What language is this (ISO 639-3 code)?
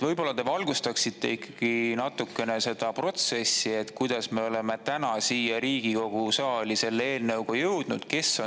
est